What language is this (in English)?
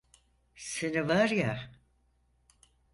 Turkish